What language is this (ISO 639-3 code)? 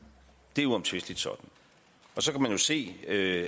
dan